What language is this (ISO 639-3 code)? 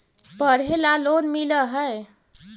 mag